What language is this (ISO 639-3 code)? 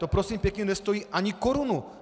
ces